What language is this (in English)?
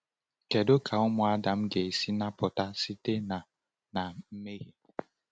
Igbo